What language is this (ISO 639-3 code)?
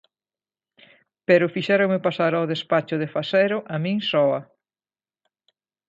glg